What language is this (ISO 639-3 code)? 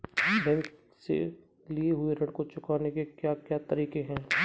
hin